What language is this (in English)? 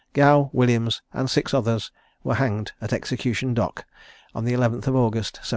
English